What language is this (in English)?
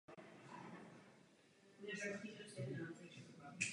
Czech